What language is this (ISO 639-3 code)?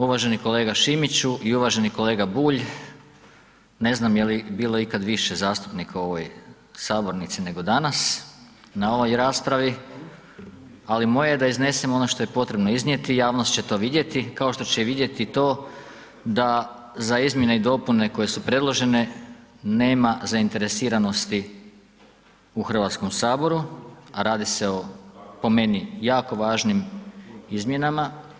hrv